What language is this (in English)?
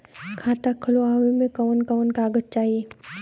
Bhojpuri